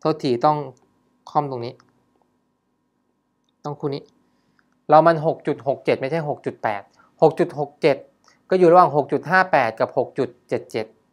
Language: Thai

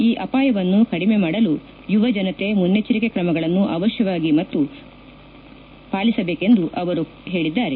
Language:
Kannada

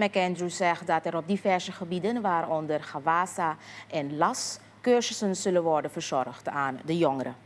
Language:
Dutch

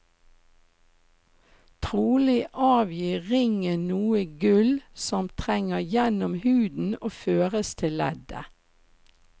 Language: Norwegian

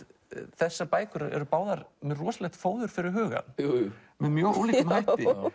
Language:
Icelandic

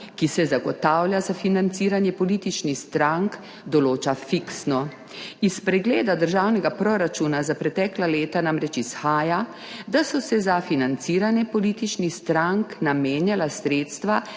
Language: Slovenian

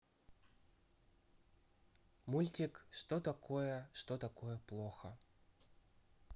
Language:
Russian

